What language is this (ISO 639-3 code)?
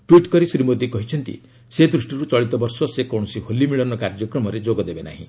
ori